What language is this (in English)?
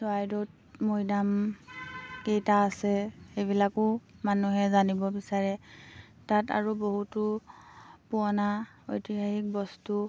Assamese